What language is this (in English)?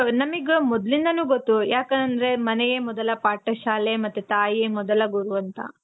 Kannada